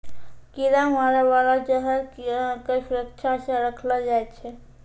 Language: Maithili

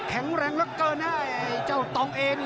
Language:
Thai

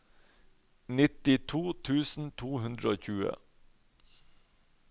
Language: Norwegian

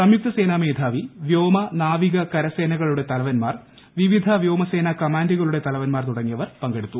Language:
Malayalam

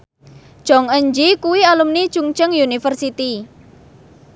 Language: Javanese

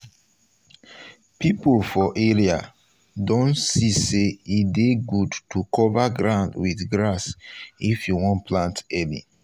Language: Nigerian Pidgin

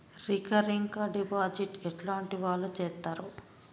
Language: Telugu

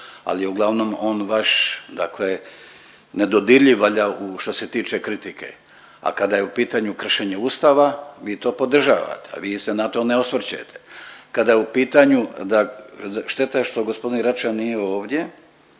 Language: Croatian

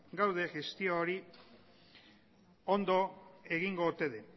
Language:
Basque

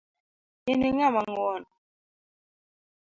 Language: Luo (Kenya and Tanzania)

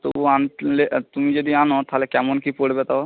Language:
Bangla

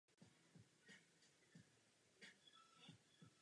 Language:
Czech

